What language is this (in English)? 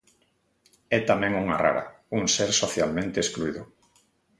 Galician